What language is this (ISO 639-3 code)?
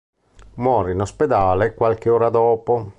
ita